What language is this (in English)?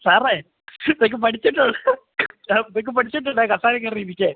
Malayalam